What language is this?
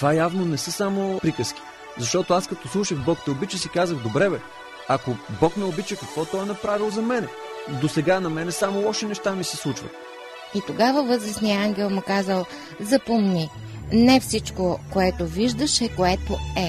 Bulgarian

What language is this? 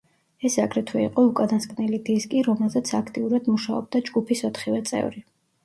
Georgian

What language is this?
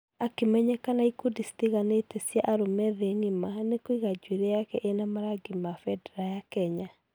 Kikuyu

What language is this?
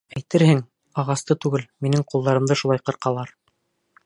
Bashkir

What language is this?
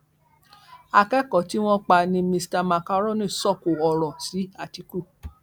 Yoruba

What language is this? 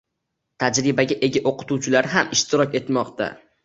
Uzbek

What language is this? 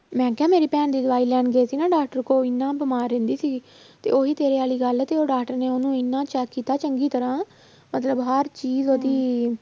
Punjabi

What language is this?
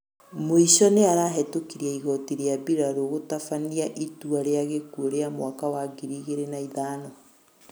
Kikuyu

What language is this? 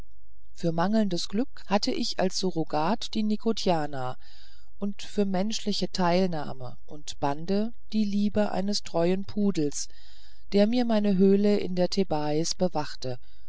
German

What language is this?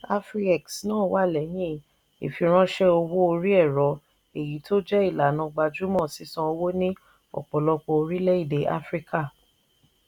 Yoruba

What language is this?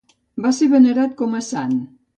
Catalan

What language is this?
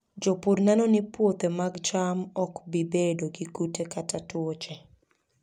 Luo (Kenya and Tanzania)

